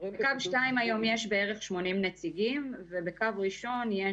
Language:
Hebrew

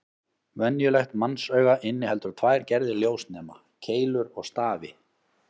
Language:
Icelandic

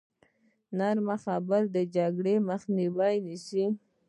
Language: Pashto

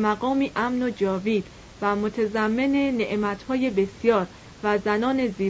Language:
Persian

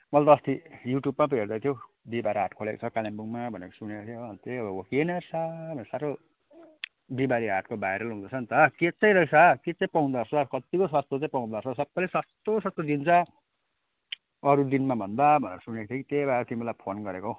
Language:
Nepali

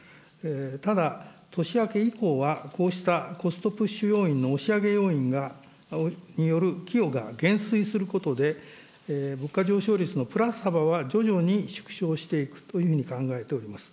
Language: Japanese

